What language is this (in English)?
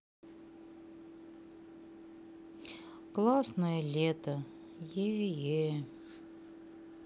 Russian